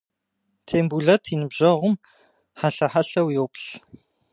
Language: Kabardian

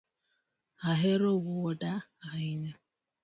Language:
Luo (Kenya and Tanzania)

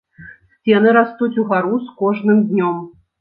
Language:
Belarusian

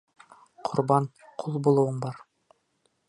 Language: Bashkir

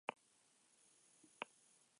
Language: Basque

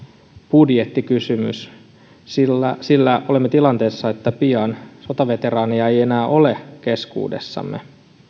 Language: Finnish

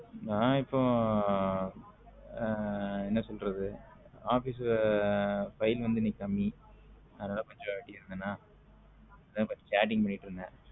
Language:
Tamil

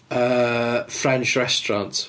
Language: Welsh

